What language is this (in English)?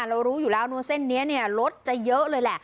Thai